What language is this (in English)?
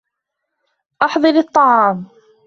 Arabic